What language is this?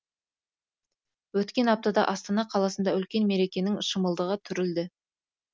Kazakh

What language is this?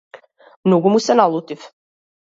Macedonian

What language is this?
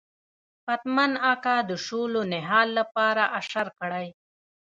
Pashto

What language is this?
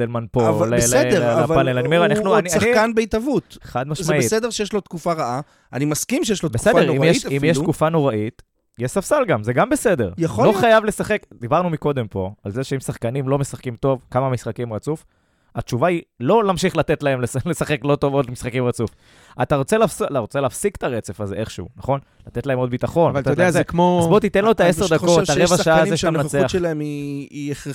Hebrew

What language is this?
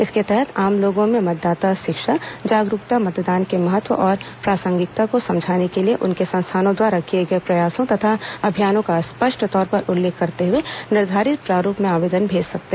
Hindi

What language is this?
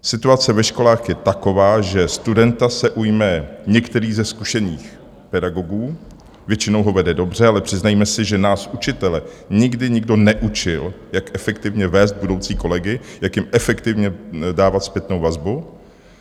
Czech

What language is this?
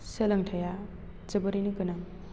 Bodo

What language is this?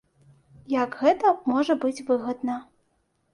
Belarusian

